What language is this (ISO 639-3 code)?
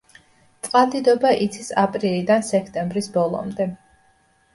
kat